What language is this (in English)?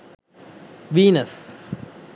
Sinhala